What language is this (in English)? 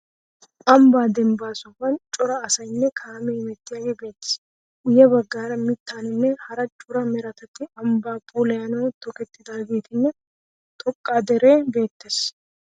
Wolaytta